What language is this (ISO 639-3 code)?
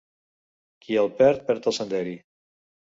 cat